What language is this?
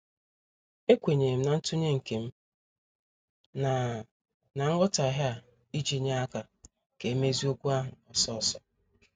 Igbo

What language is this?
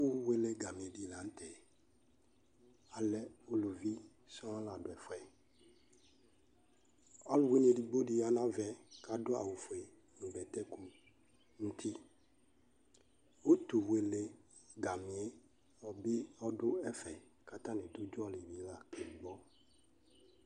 Ikposo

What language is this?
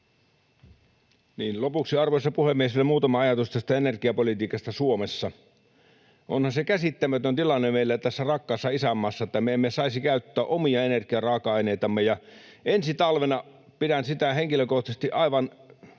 Finnish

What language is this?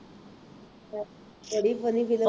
Punjabi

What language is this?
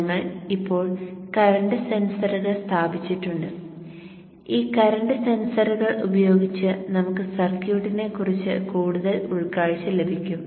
Malayalam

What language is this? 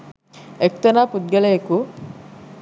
Sinhala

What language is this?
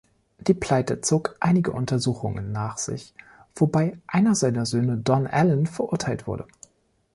German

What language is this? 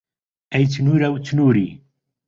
Central Kurdish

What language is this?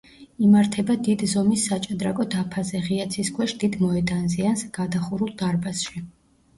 Georgian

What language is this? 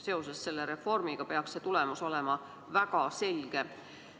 Estonian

